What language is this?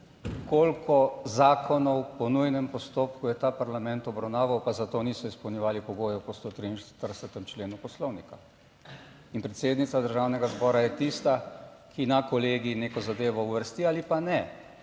Slovenian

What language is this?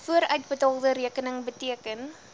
Afrikaans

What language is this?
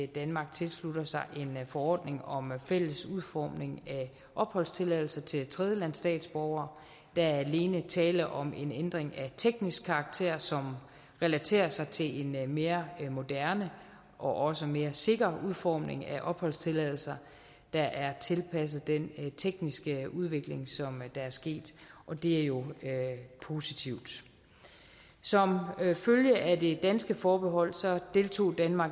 Danish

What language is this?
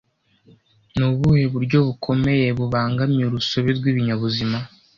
Kinyarwanda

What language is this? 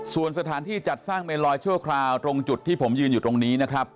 Thai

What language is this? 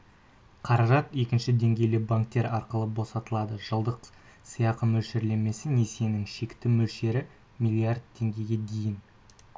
Kazakh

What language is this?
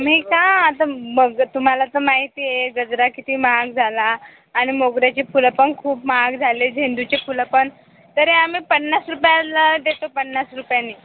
Marathi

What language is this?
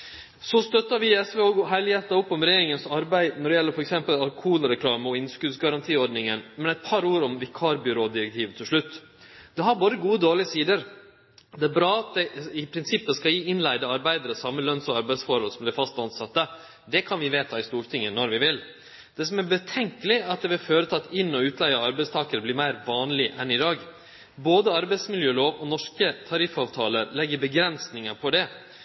Norwegian Nynorsk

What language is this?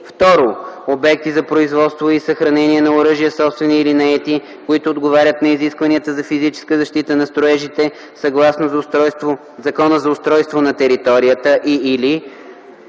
Bulgarian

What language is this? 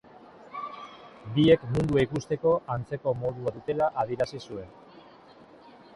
Basque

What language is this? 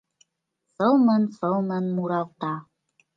Mari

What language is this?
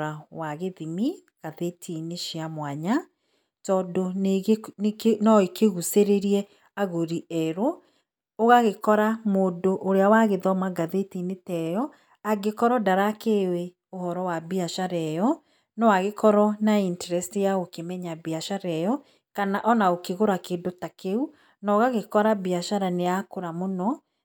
Kikuyu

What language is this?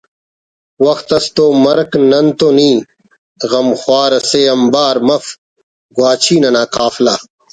Brahui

